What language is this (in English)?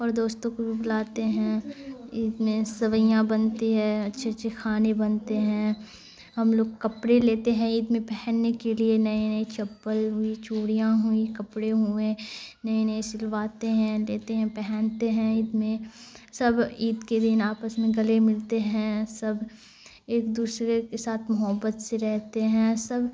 Urdu